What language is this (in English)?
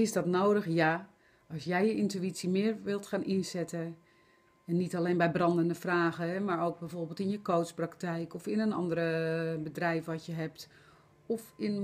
Dutch